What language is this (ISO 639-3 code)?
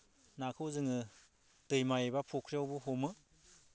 brx